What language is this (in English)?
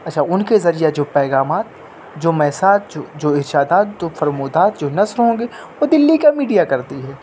Urdu